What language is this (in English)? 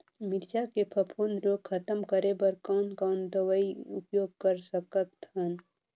Chhattisgarhi